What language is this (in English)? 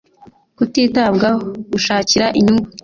Kinyarwanda